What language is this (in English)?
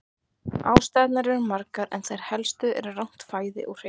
Icelandic